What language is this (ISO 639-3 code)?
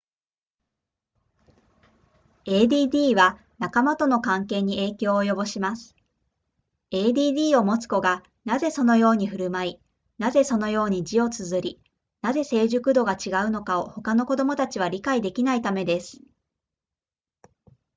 jpn